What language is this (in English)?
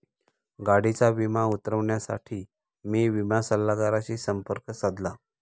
Marathi